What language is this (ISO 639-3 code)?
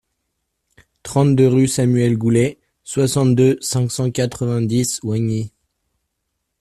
fra